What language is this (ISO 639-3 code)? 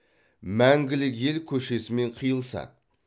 kaz